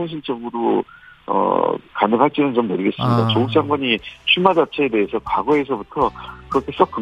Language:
Korean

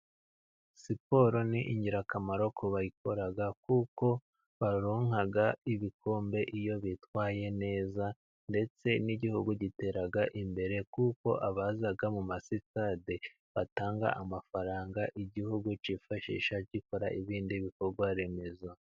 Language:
Kinyarwanda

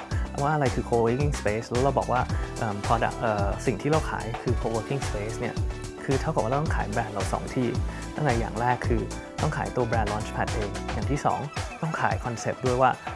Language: Thai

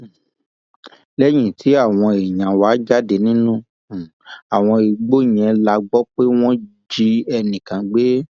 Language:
Yoruba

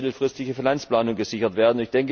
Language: German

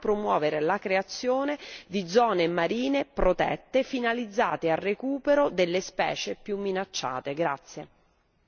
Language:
Italian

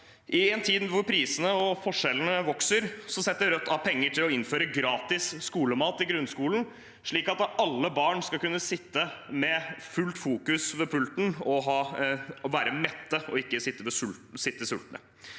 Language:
Norwegian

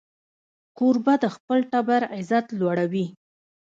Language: Pashto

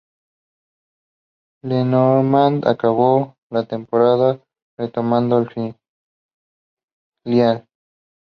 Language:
Spanish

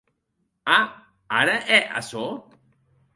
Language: Occitan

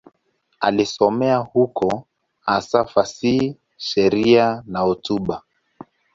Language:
Swahili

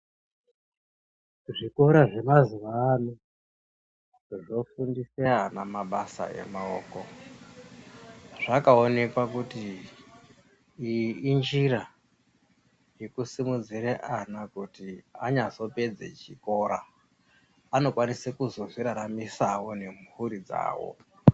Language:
Ndau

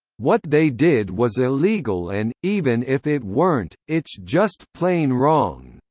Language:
English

